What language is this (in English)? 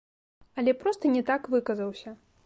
Belarusian